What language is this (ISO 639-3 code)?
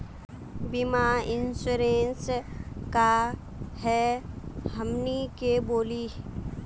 mag